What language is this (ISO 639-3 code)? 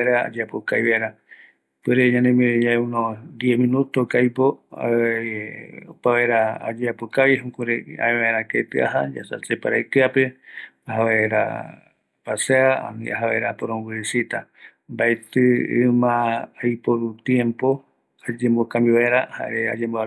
gui